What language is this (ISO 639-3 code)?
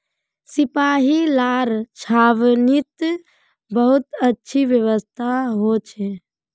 mag